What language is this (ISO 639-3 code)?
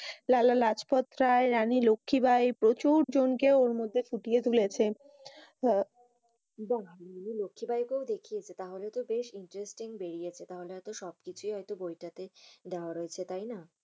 ben